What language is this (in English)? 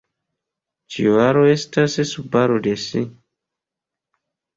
Esperanto